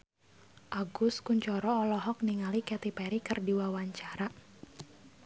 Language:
Sundanese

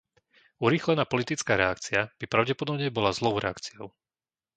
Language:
Slovak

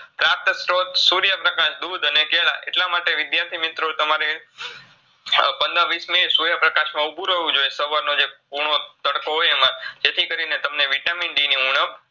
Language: Gujarati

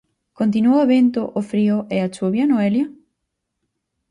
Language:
Galician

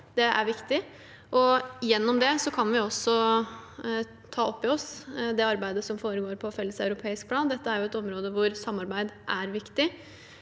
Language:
Norwegian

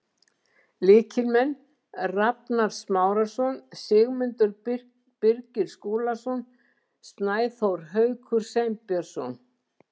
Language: Icelandic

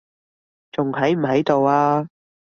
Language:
Cantonese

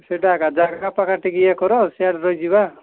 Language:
Odia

